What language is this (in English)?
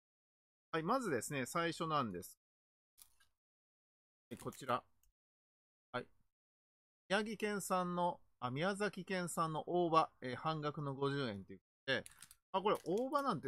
Japanese